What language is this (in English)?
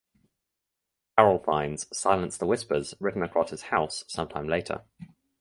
English